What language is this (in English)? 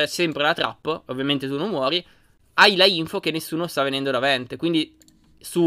Italian